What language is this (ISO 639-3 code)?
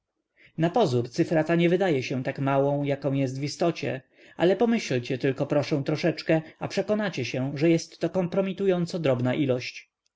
pol